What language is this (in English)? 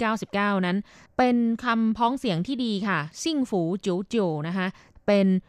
Thai